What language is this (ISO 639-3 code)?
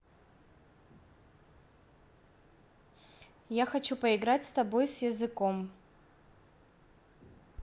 rus